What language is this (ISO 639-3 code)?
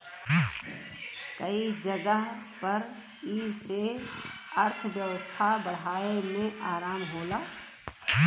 bho